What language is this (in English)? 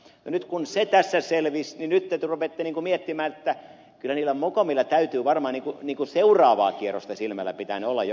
Finnish